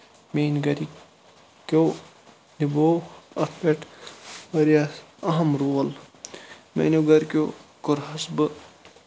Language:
Kashmiri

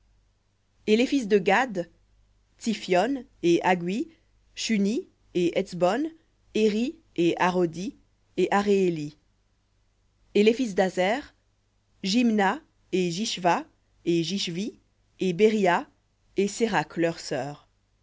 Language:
French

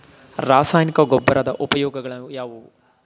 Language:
Kannada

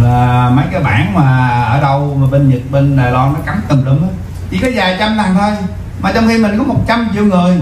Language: Vietnamese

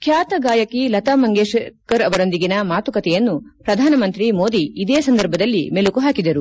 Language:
Kannada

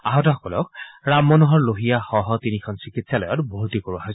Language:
Assamese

